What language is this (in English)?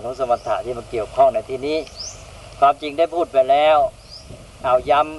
Thai